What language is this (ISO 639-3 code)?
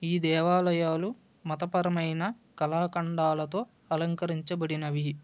tel